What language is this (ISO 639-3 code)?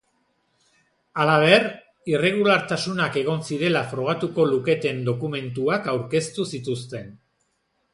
eus